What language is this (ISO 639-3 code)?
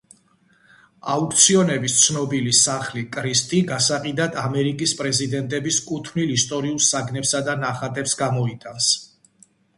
kat